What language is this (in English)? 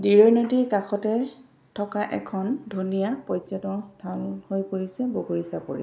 Assamese